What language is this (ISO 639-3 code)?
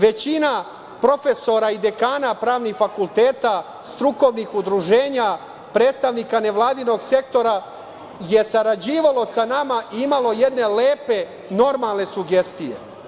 srp